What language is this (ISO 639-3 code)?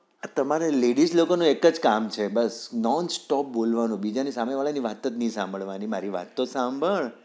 guj